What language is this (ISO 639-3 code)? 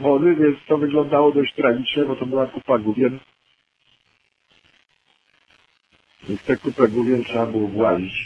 pol